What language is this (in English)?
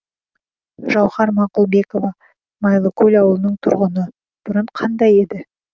Kazakh